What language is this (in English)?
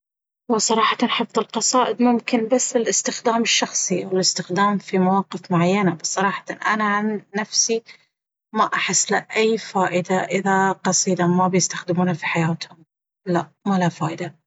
Baharna Arabic